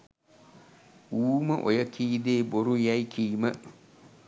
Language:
Sinhala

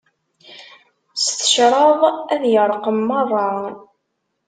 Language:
Kabyle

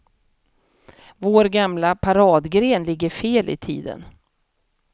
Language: Swedish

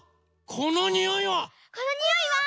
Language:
Japanese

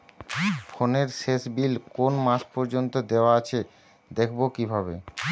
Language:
Bangla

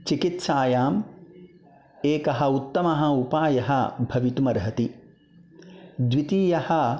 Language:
Sanskrit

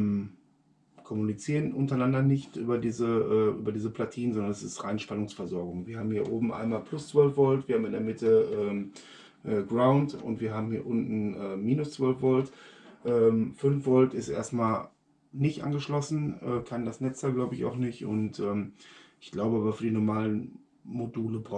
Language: German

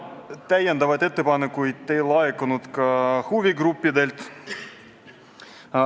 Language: Estonian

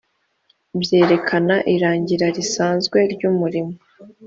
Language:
Kinyarwanda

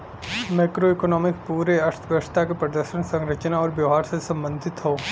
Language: Bhojpuri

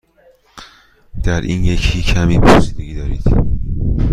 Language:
Persian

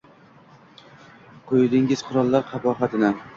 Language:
Uzbek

